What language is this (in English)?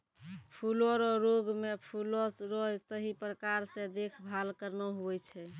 Maithili